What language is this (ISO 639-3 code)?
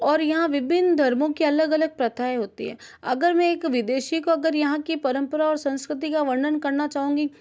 hin